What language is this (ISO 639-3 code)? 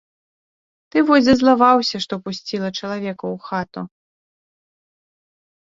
bel